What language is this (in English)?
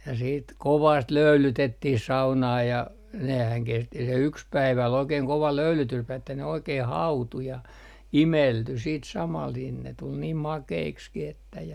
Finnish